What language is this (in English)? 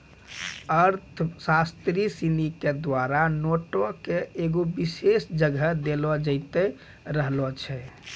Maithili